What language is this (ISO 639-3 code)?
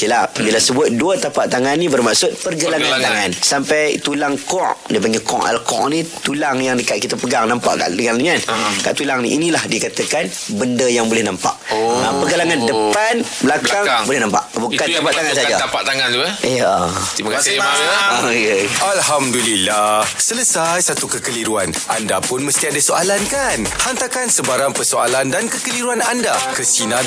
msa